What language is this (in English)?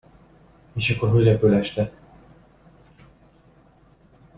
Hungarian